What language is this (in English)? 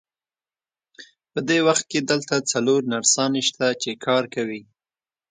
Pashto